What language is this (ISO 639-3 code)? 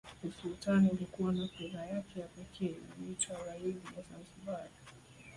swa